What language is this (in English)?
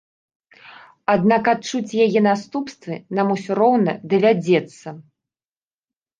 Belarusian